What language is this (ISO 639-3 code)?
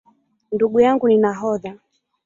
swa